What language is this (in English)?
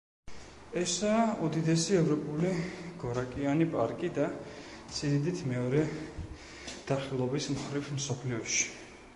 Georgian